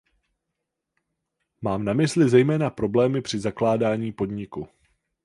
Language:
Czech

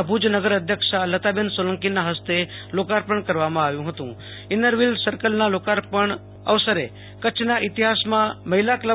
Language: Gujarati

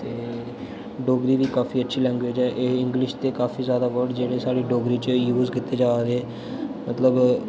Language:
Dogri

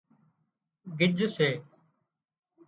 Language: Wadiyara Koli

